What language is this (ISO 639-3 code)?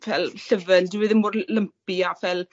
cym